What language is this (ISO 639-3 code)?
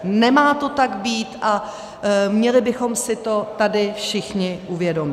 ces